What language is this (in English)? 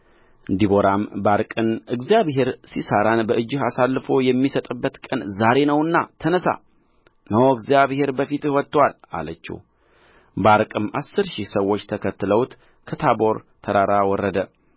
Amharic